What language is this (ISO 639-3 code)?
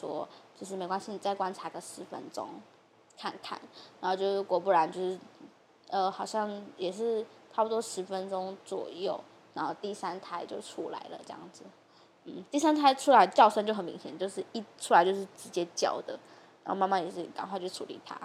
zho